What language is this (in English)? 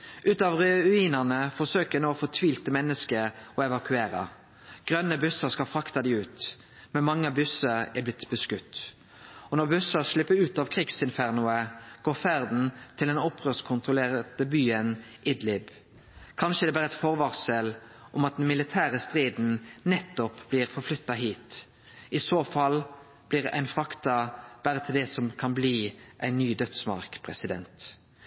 Norwegian Nynorsk